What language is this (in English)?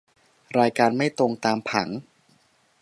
Thai